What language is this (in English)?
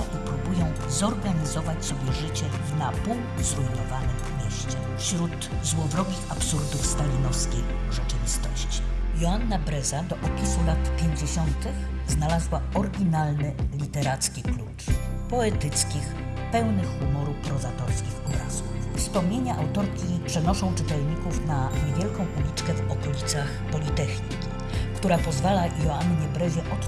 Polish